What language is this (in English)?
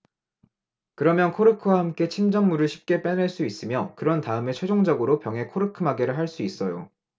Korean